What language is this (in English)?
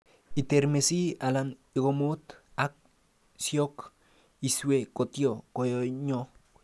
Kalenjin